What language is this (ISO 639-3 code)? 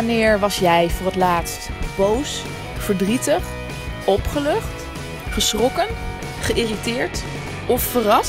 nld